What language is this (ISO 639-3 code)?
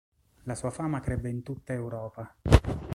ita